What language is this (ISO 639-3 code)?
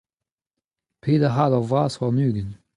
bre